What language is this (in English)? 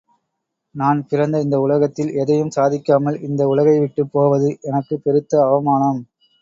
Tamil